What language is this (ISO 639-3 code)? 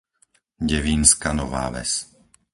slk